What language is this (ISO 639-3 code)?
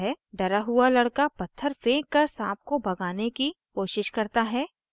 hin